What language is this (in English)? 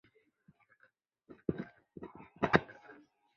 Chinese